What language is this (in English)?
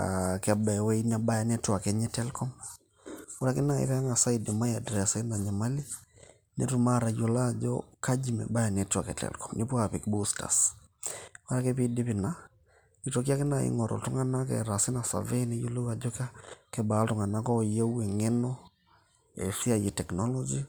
Masai